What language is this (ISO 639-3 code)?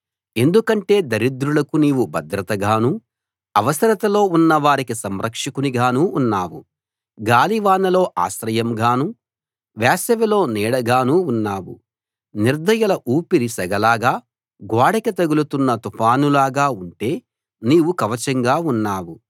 tel